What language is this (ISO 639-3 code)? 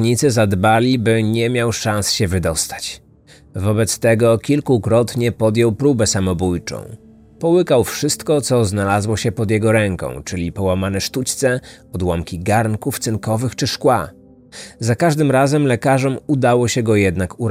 pol